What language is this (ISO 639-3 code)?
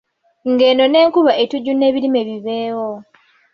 lug